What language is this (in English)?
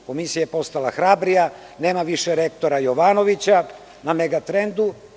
Serbian